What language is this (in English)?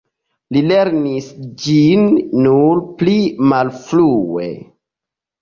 Esperanto